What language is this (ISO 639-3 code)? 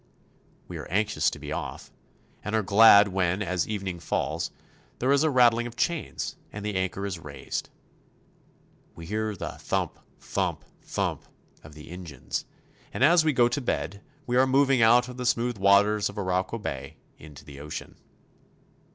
eng